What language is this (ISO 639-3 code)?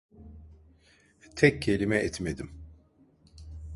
tur